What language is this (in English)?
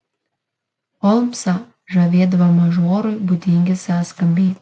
Lithuanian